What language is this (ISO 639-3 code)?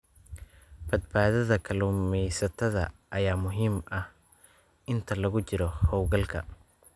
som